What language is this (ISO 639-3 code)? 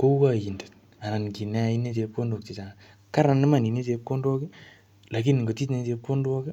kln